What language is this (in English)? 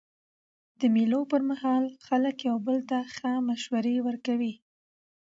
Pashto